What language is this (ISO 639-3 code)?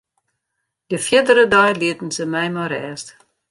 fry